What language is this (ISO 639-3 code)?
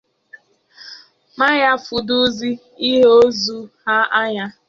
ibo